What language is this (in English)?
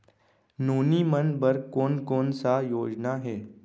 Chhattisgarhi